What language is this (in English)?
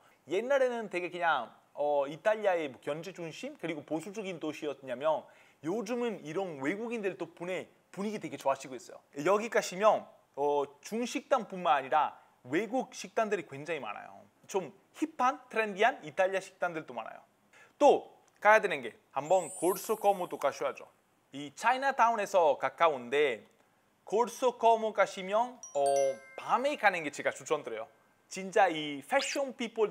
Korean